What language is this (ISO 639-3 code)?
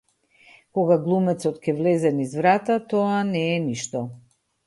mkd